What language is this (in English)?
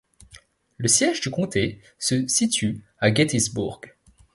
French